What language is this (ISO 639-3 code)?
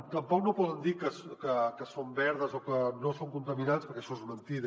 cat